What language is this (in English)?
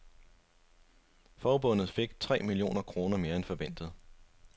Danish